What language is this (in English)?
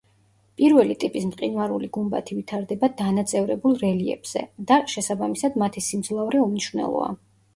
Georgian